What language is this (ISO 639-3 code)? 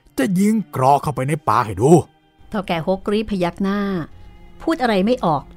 tha